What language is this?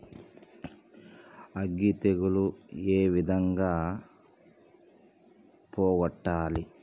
Telugu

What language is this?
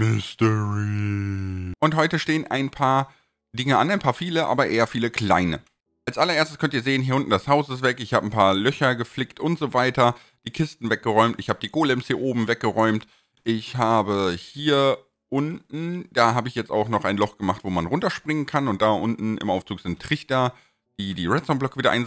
German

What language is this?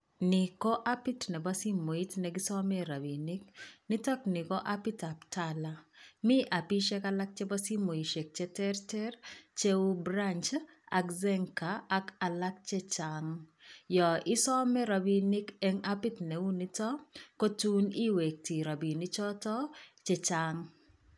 Kalenjin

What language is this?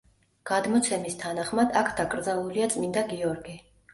Georgian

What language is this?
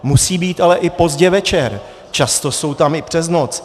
Czech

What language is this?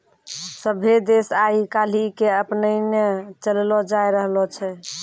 Maithili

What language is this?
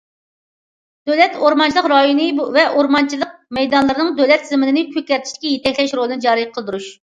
Uyghur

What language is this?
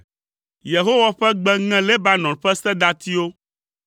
Ewe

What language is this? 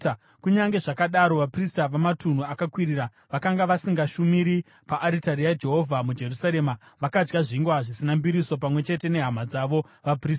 Shona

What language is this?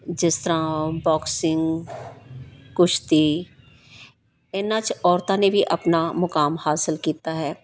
Punjabi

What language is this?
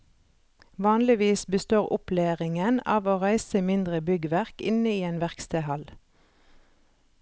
Norwegian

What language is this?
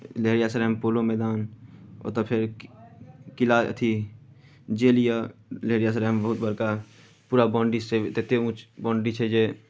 Maithili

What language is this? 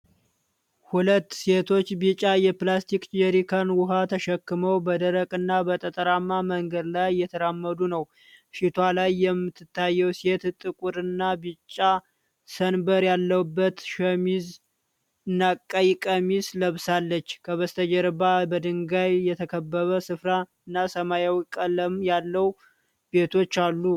Amharic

